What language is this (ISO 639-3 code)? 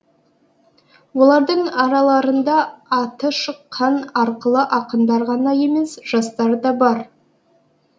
kaz